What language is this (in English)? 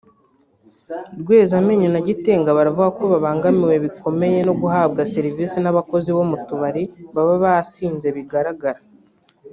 Kinyarwanda